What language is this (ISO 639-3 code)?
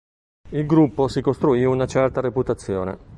ita